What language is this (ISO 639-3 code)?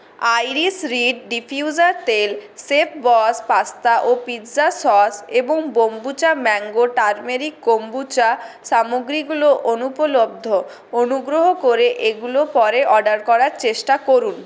ben